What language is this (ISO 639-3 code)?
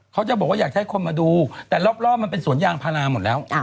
tha